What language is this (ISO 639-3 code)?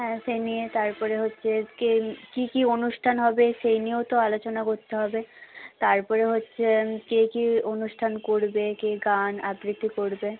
ben